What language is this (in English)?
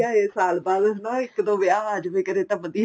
Punjabi